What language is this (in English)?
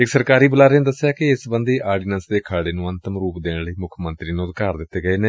Punjabi